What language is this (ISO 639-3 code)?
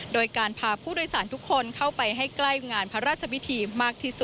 tha